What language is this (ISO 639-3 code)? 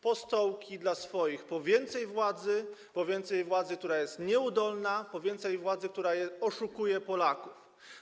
pol